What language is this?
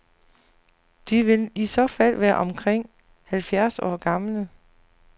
Danish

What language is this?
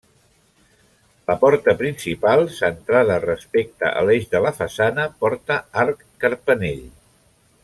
Catalan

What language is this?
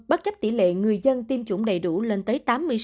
Vietnamese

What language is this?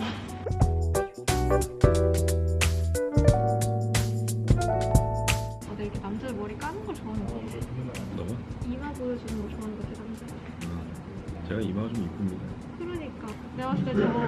Korean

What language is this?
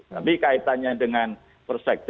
Indonesian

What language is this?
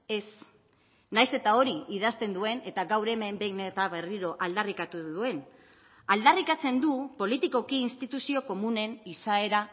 Basque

